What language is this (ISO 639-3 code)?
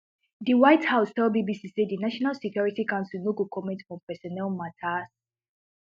pcm